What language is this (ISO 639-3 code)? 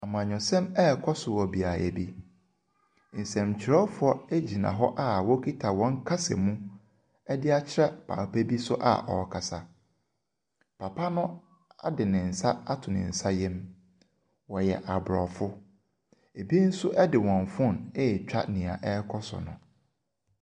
aka